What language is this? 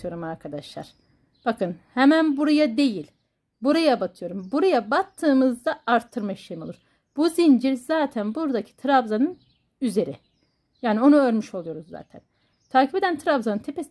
Turkish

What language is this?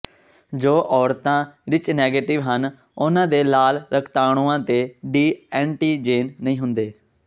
Punjabi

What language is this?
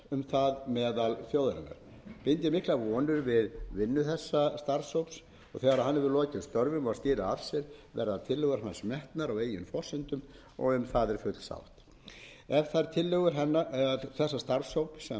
Icelandic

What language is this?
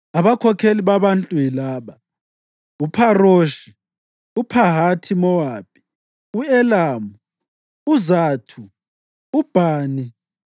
North Ndebele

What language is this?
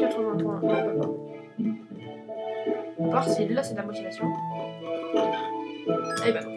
French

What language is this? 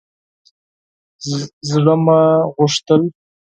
Pashto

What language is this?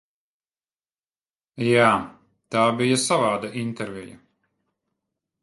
Latvian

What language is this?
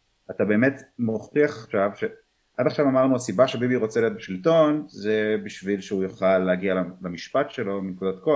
Hebrew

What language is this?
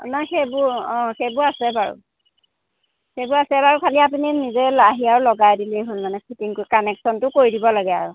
Assamese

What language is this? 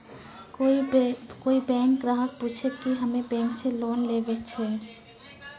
Maithili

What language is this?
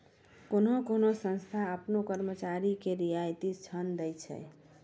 Maithili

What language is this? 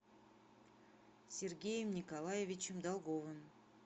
Russian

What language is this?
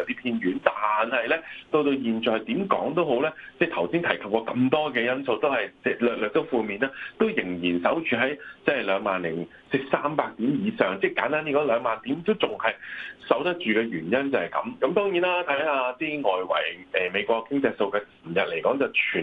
Chinese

